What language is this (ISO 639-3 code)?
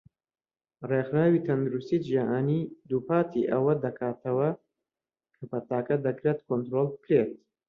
ckb